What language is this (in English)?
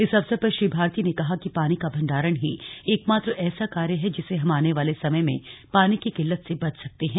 Hindi